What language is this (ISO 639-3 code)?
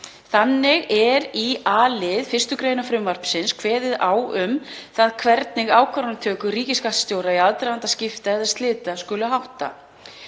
isl